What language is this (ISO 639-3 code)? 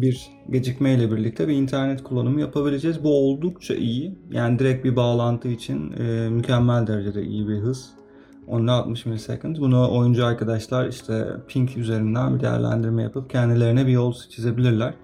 tur